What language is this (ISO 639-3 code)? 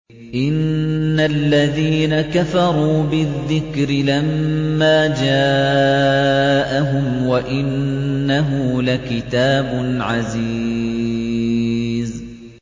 ara